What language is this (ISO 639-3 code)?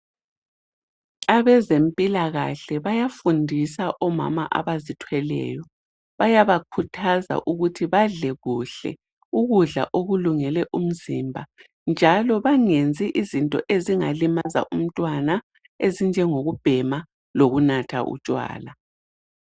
nde